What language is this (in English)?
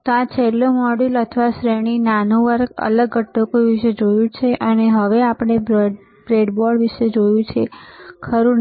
Gujarati